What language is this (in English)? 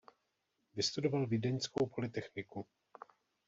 Czech